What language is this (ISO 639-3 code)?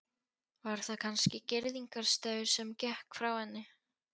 isl